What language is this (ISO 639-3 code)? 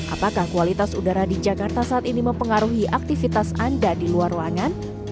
ind